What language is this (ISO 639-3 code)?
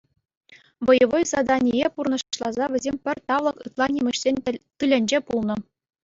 chv